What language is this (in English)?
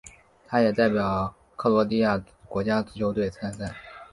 Chinese